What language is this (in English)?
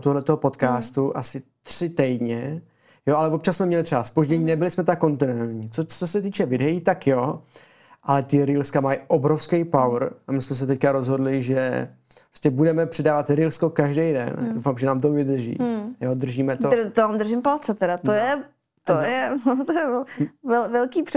Czech